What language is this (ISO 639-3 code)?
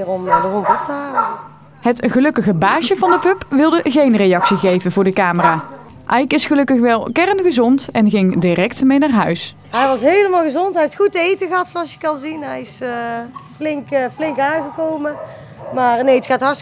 nld